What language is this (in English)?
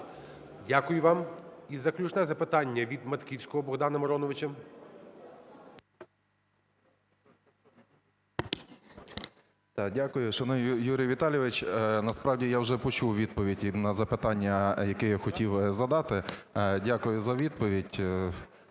Ukrainian